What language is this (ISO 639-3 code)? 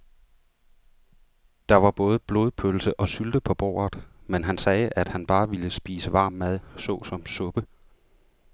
dan